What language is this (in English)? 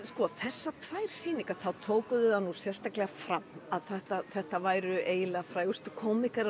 Icelandic